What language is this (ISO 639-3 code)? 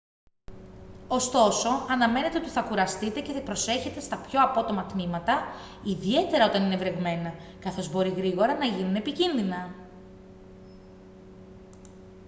ell